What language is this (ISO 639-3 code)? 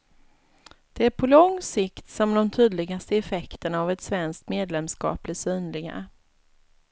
swe